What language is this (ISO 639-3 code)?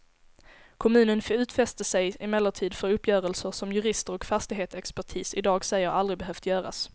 swe